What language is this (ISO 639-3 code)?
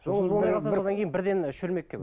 kaz